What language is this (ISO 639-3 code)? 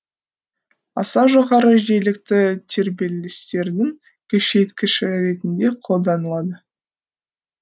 kaz